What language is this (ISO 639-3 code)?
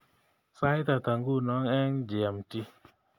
kln